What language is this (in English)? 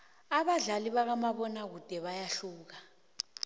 South Ndebele